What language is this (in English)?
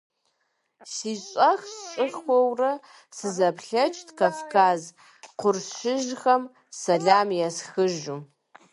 Kabardian